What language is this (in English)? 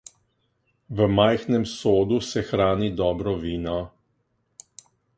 Slovenian